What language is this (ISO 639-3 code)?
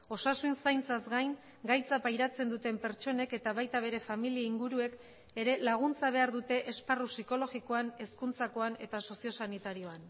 eus